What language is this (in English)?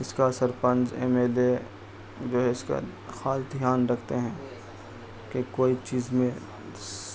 Urdu